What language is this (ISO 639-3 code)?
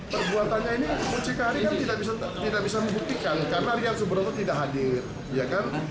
ind